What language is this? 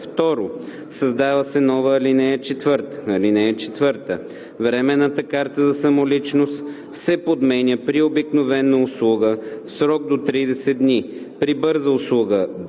Bulgarian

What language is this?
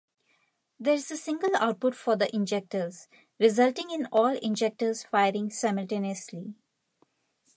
English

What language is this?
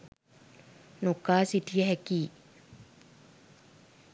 Sinhala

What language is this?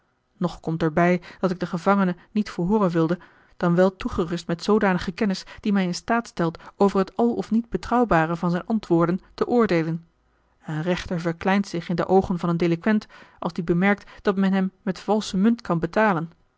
Dutch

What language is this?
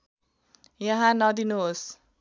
Nepali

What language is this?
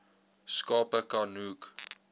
Afrikaans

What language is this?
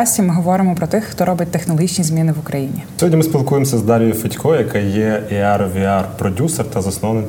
Ukrainian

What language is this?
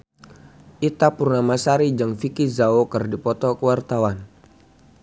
Sundanese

